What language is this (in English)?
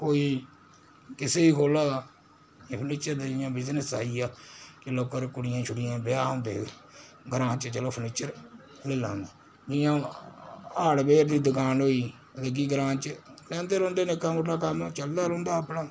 Dogri